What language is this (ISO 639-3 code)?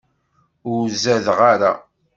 kab